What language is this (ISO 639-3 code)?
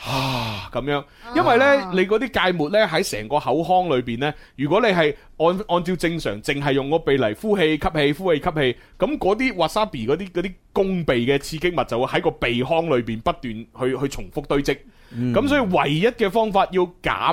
zho